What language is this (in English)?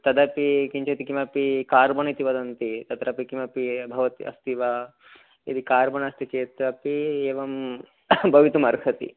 Sanskrit